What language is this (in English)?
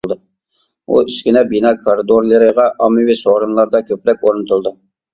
Uyghur